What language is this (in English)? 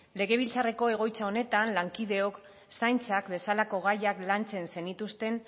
Basque